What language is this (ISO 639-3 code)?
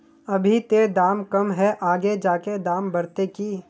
mag